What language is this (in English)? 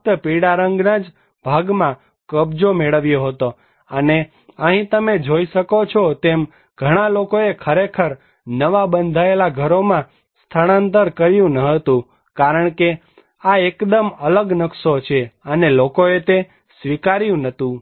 Gujarati